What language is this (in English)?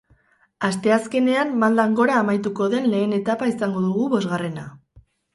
Basque